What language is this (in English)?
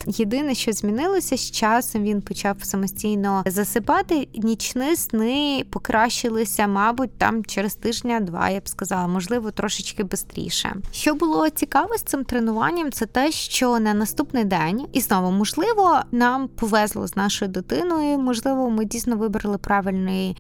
Ukrainian